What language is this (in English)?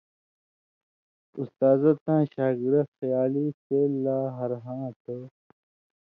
Indus Kohistani